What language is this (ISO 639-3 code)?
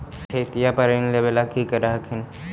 mag